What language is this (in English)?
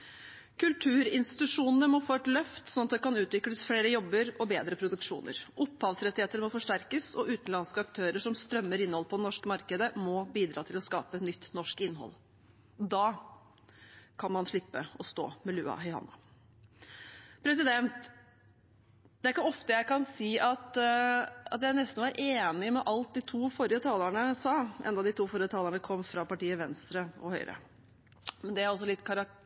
Norwegian Bokmål